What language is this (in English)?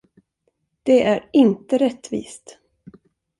Swedish